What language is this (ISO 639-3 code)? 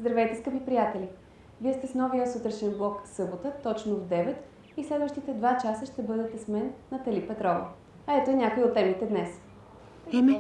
bul